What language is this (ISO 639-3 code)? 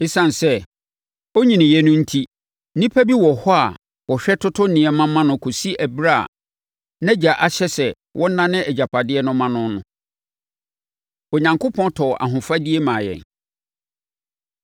aka